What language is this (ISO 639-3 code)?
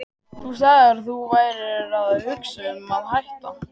isl